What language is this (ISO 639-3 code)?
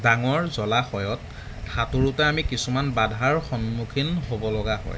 asm